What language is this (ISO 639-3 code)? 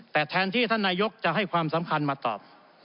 tha